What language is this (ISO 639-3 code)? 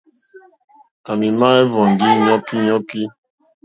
bri